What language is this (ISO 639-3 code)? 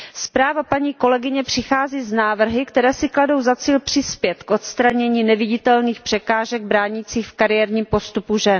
ces